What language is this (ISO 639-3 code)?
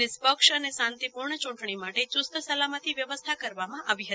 guj